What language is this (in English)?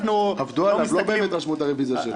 Hebrew